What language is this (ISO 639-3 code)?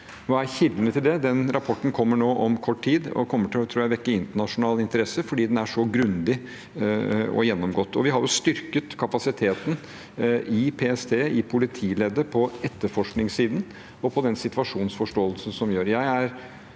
nor